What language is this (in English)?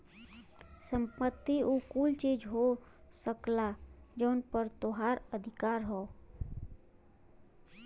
Bhojpuri